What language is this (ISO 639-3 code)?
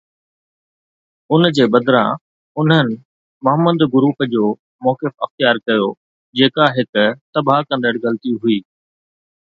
snd